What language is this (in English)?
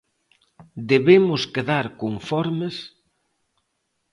Galician